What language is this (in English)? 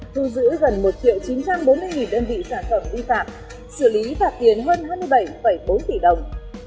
Vietnamese